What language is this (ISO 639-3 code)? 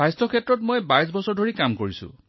asm